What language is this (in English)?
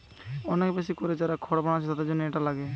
Bangla